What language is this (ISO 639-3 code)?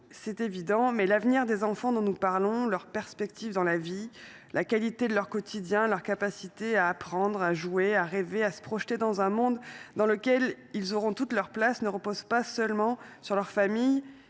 fra